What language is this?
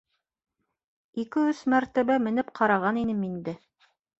Bashkir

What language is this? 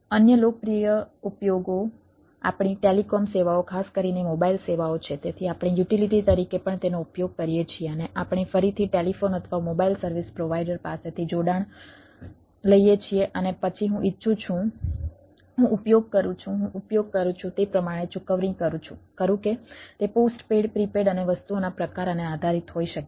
Gujarati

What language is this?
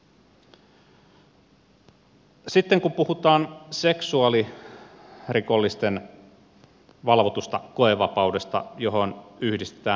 Finnish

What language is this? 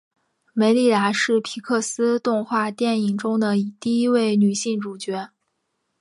Chinese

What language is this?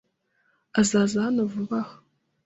Kinyarwanda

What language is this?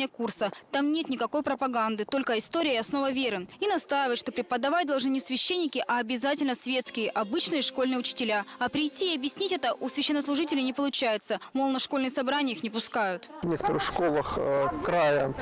Russian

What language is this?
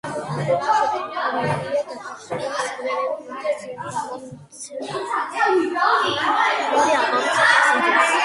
Georgian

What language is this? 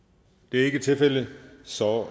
Danish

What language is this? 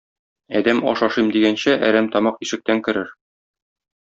Tatar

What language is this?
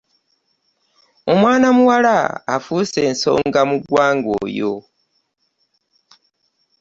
Ganda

